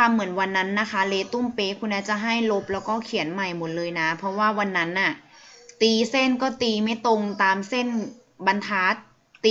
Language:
Thai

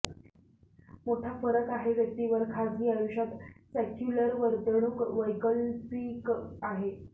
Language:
Marathi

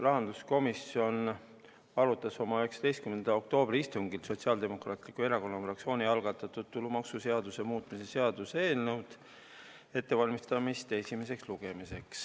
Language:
Estonian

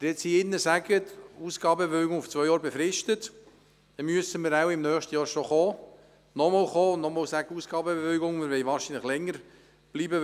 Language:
Swiss German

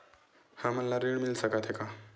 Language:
Chhattisgarhi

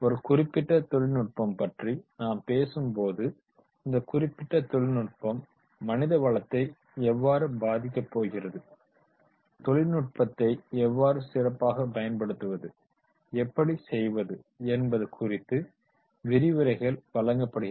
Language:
Tamil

